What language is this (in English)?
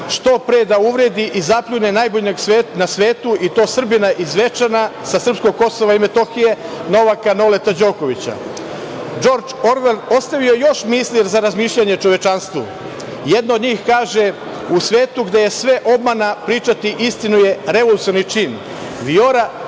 Serbian